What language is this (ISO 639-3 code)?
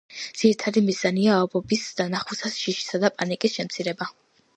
kat